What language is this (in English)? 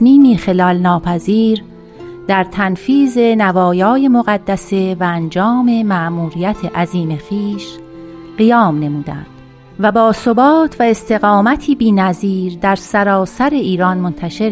Persian